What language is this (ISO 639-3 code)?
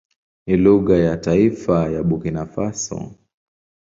swa